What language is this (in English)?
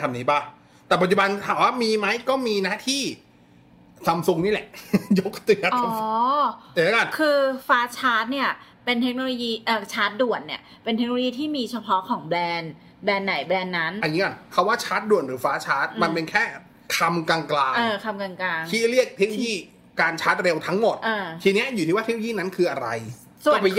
Thai